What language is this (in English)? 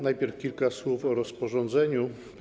Polish